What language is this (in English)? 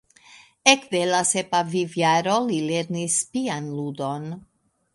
Esperanto